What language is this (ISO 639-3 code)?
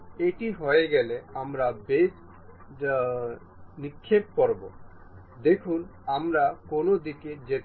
ben